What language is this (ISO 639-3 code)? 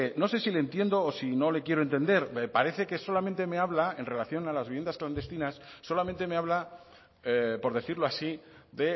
spa